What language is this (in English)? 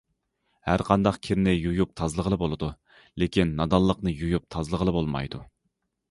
Uyghur